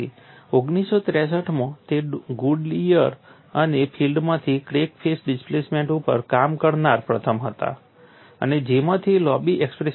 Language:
Gujarati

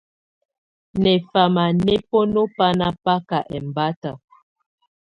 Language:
Tunen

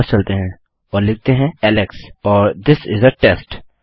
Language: Hindi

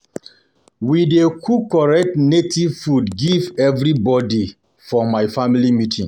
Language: Nigerian Pidgin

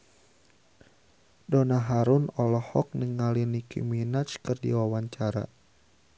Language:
Sundanese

